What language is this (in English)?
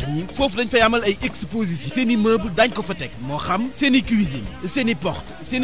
French